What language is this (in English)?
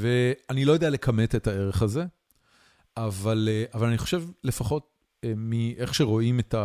Hebrew